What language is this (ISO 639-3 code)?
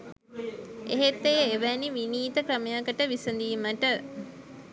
sin